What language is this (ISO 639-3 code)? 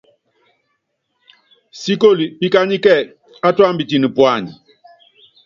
yav